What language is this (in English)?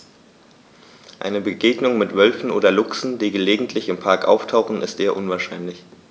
German